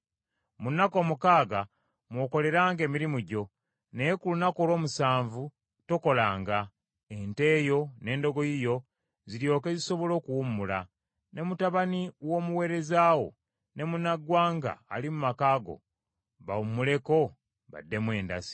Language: Ganda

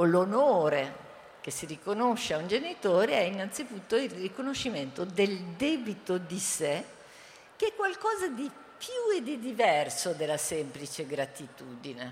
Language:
Italian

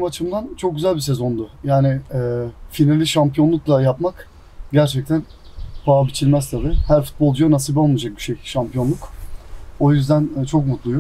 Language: Turkish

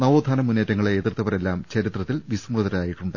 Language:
Malayalam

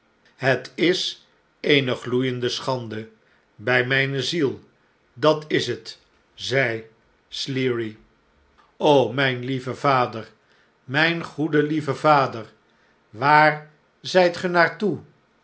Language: Dutch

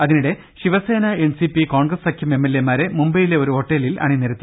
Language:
Malayalam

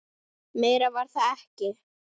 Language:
Icelandic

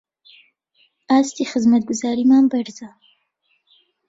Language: Central Kurdish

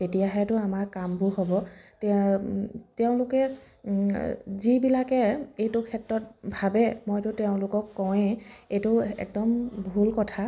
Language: Assamese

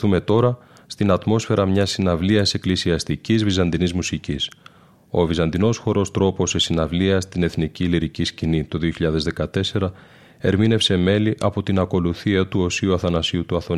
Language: Greek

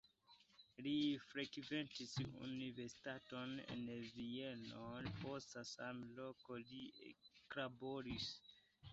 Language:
Esperanto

